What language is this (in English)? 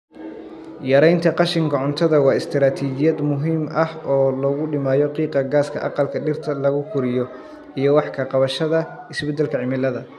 Somali